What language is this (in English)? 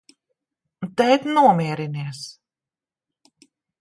Latvian